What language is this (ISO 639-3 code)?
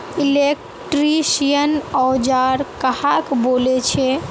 mag